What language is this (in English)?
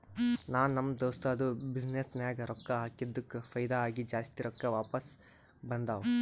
Kannada